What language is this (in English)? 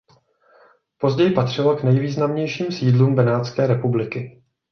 Czech